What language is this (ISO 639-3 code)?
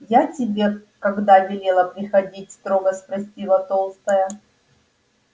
rus